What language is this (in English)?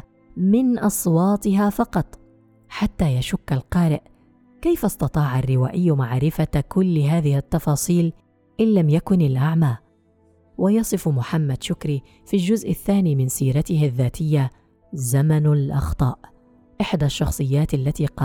Arabic